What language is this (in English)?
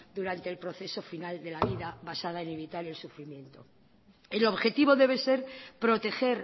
Spanish